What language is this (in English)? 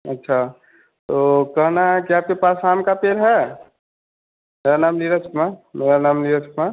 Hindi